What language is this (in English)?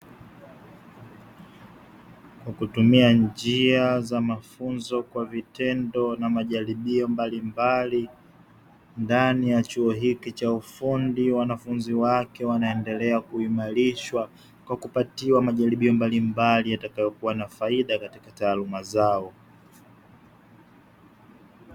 Swahili